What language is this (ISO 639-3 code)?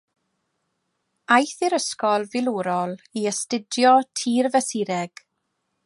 cym